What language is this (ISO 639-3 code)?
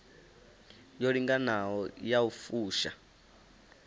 ven